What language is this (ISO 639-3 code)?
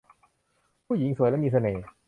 tha